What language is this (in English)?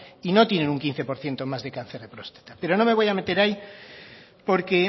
Spanish